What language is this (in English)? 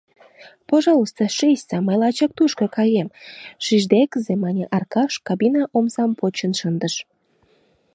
Mari